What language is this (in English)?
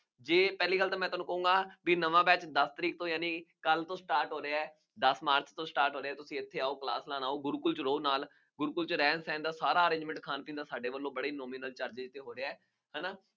Punjabi